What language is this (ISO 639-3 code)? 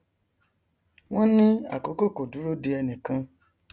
yor